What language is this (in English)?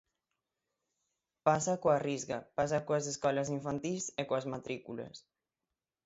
Galician